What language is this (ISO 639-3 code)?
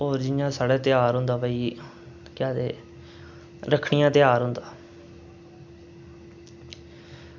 doi